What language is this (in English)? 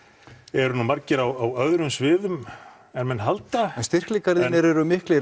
Icelandic